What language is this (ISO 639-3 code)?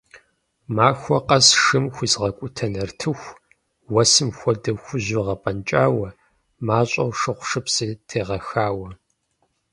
kbd